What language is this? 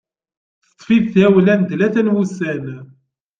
Kabyle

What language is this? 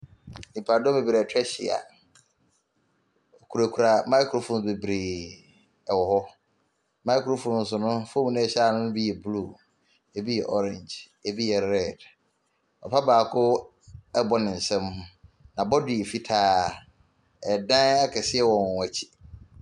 Akan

